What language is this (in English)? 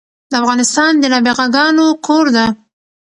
Pashto